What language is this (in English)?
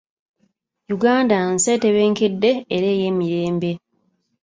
Ganda